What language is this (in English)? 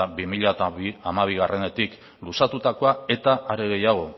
Basque